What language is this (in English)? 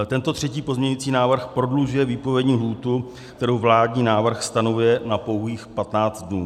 Czech